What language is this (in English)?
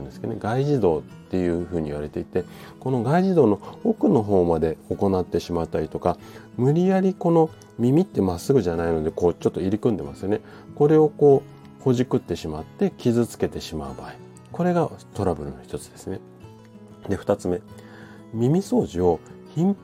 Japanese